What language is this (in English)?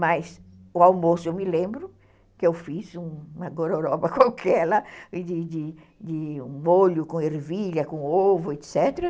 Portuguese